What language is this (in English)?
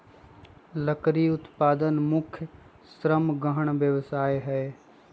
Magahi